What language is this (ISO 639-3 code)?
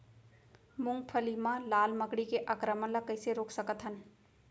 hne